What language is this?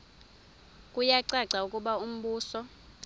Xhosa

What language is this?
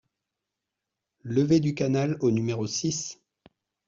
French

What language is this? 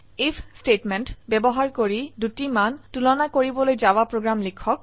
Assamese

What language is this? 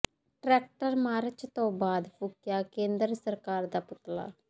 Punjabi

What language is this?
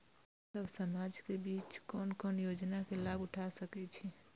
Maithili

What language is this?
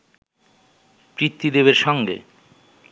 Bangla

